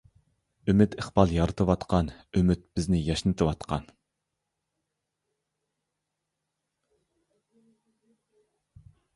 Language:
Uyghur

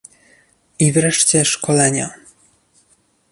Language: Polish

